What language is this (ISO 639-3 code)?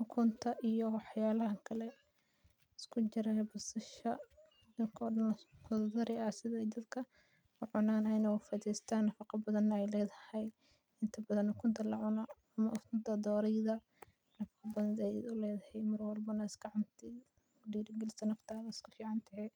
som